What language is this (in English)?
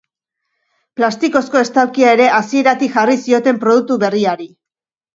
Basque